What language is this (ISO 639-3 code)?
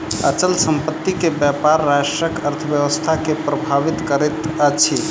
mai